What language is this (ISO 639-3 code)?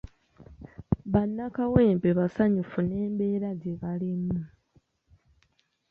lug